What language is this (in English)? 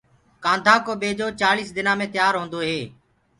Gurgula